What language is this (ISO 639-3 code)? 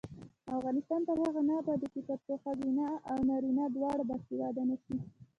pus